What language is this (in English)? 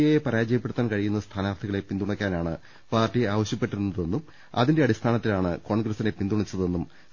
Malayalam